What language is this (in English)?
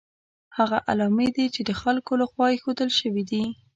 Pashto